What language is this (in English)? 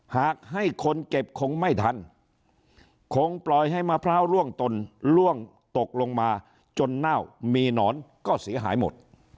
Thai